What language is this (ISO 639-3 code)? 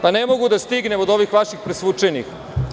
srp